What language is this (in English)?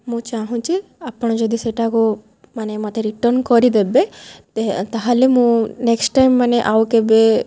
Odia